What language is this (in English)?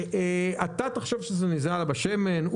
Hebrew